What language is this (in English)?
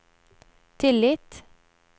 Norwegian